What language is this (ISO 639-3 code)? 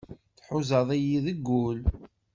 kab